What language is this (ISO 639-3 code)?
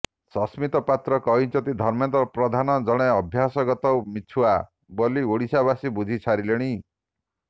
ori